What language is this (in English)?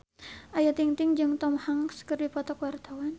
Sundanese